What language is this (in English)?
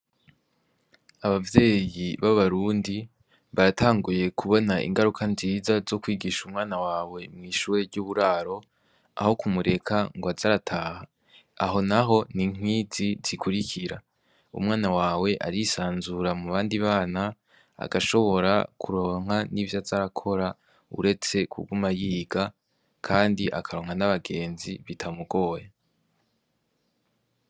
Rundi